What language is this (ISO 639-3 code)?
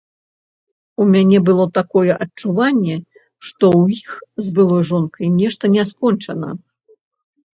bel